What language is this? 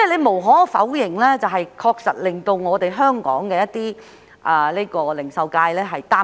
Cantonese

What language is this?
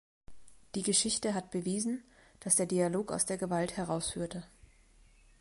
German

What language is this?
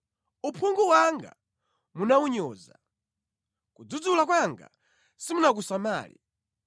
Nyanja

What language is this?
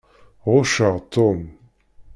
Kabyle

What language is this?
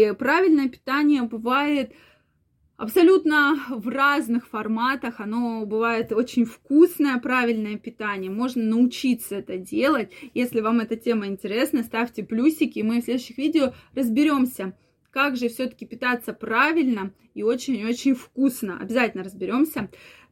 Russian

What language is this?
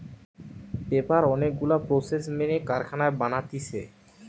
Bangla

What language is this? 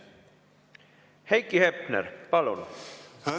Estonian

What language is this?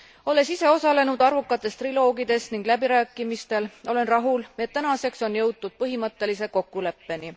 Estonian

